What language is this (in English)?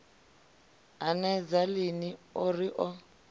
Venda